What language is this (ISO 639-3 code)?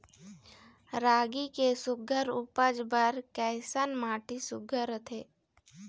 hne